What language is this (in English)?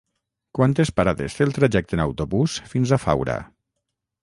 Catalan